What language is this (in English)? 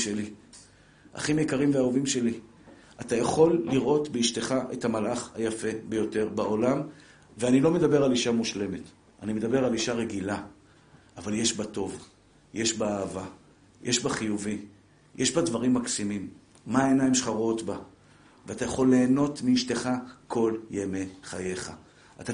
Hebrew